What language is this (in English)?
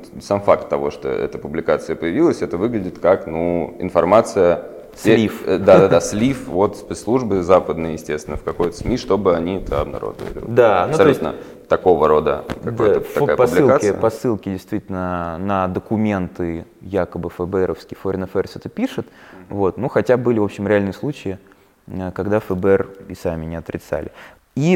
Russian